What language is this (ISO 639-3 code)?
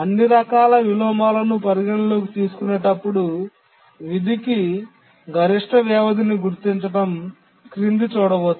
tel